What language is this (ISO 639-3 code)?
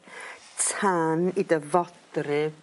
cym